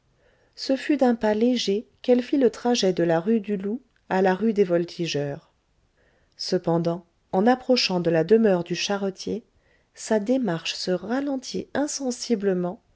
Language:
French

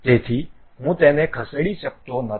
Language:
Gujarati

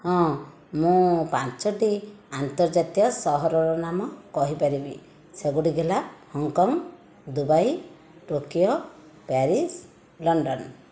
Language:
Odia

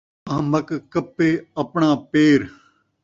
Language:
Saraiki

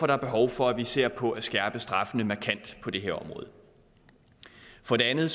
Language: Danish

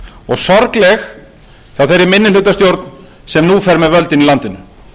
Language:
Icelandic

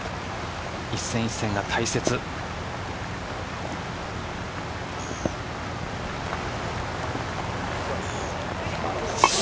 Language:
Japanese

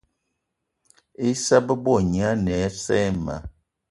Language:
Eton (Cameroon)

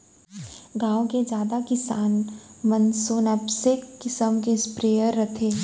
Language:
Chhattisgarhi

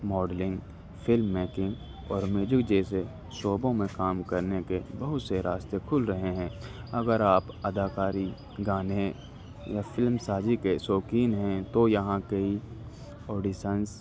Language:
Urdu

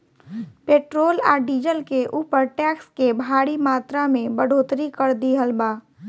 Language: Bhojpuri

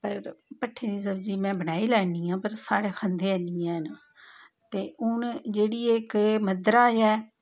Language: Dogri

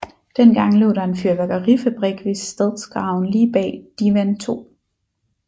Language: Danish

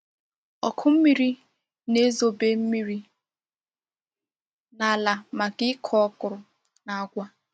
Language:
Igbo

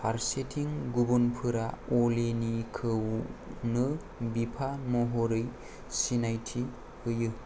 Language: Bodo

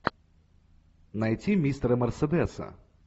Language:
Russian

